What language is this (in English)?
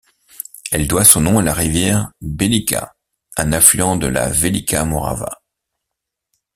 French